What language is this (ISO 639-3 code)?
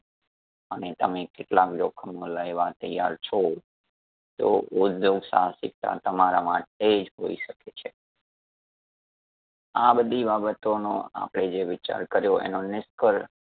guj